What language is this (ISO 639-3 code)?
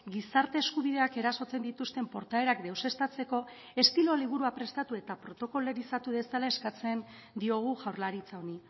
eus